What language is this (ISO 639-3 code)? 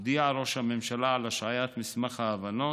heb